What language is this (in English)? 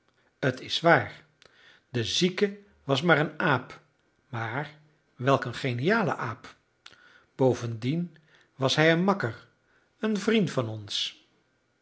Dutch